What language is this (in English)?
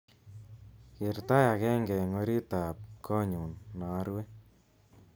Kalenjin